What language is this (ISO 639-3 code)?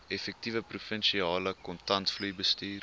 afr